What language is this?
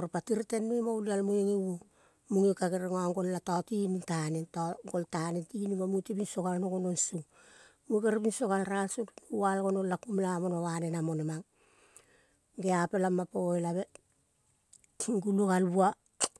Kol (Papua New Guinea)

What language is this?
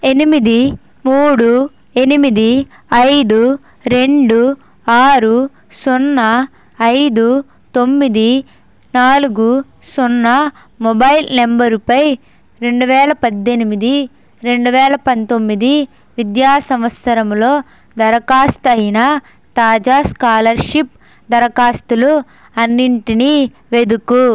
Telugu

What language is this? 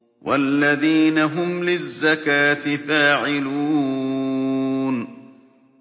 Arabic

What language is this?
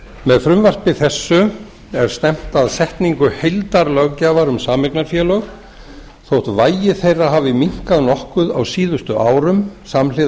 Icelandic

